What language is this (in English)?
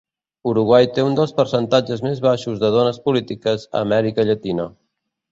Catalan